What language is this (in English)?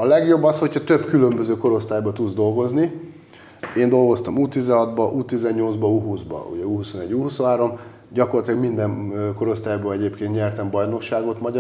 Hungarian